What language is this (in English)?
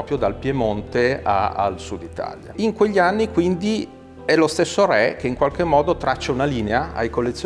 Italian